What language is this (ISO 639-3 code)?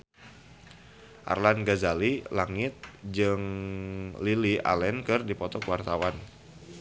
sun